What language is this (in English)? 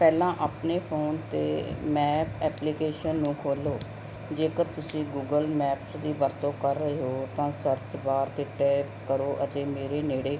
Punjabi